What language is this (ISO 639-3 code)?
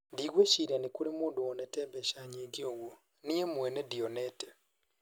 kik